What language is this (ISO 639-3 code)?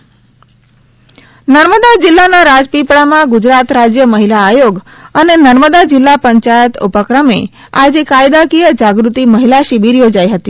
guj